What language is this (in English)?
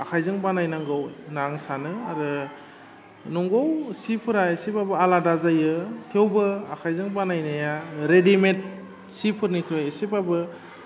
Bodo